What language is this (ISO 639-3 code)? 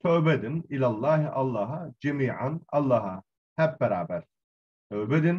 tur